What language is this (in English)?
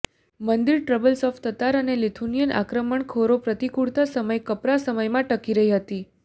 Gujarati